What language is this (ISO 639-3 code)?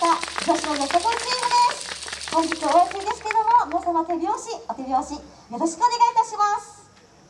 jpn